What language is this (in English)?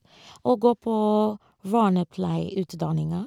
Norwegian